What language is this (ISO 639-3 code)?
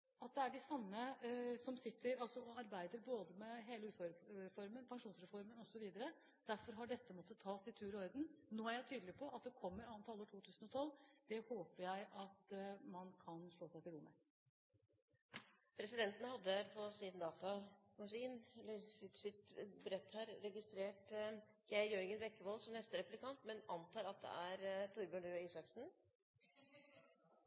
nor